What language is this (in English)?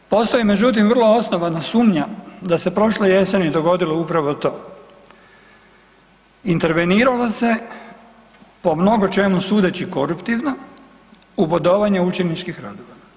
Croatian